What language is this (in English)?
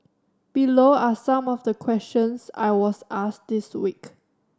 English